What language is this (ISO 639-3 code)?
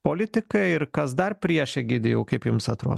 lit